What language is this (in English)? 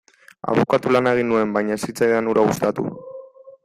Basque